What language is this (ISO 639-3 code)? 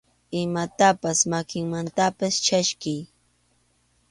qxu